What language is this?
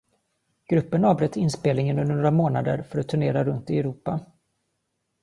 Swedish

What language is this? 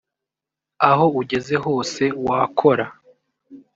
Kinyarwanda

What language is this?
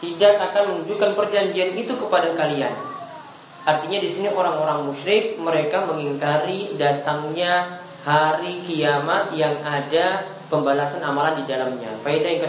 Indonesian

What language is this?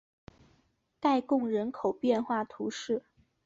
Chinese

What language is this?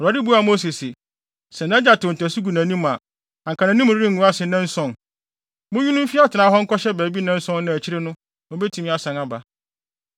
Akan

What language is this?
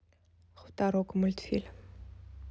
Russian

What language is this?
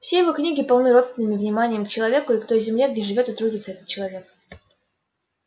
Russian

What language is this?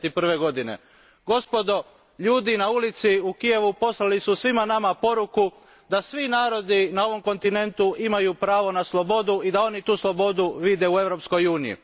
Croatian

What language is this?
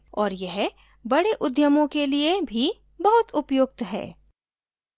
Hindi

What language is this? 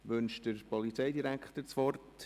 Swiss German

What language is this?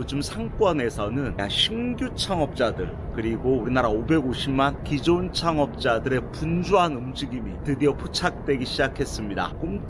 Korean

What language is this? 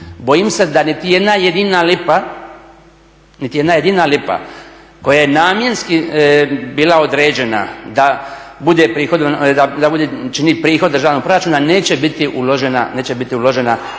Croatian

